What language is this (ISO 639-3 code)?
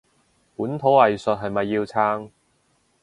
yue